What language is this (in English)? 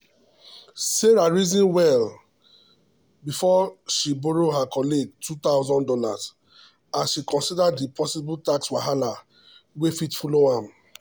Nigerian Pidgin